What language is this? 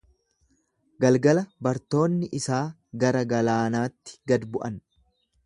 Oromo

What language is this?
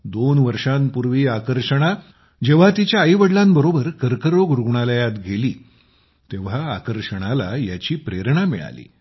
Marathi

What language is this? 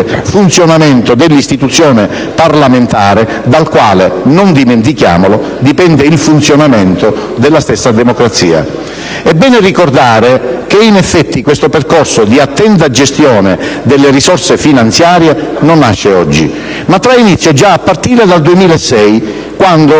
Italian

